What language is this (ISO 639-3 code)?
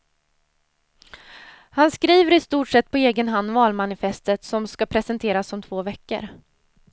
swe